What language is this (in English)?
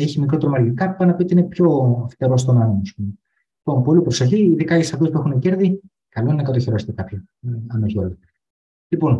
Greek